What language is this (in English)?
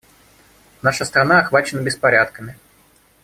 Russian